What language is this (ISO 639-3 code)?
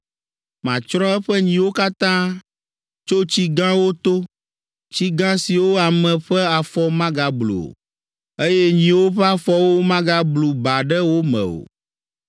ewe